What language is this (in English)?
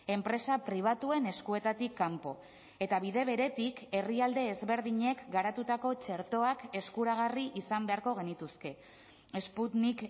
Basque